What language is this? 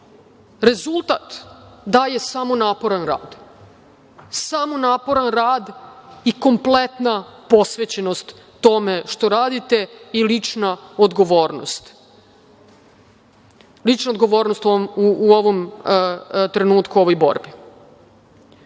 Serbian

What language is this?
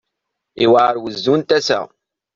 Kabyle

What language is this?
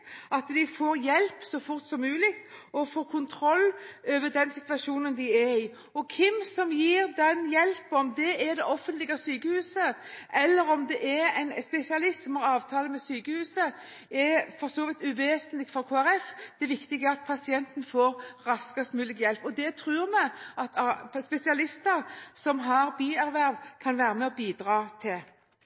Norwegian Bokmål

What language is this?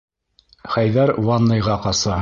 Bashkir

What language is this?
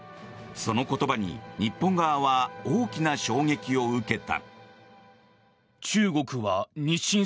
Japanese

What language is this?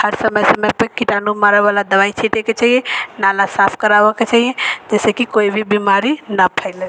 Maithili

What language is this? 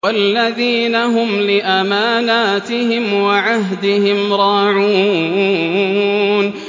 Arabic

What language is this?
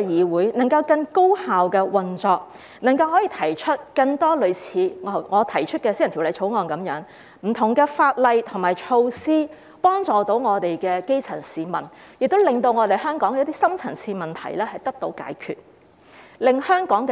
Cantonese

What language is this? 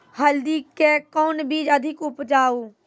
Maithili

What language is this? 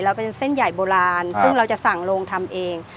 Thai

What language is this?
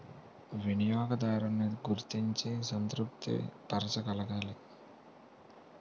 Telugu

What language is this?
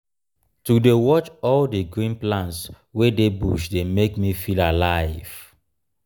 Nigerian Pidgin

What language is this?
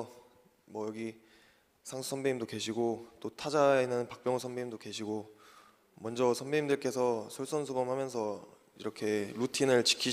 Korean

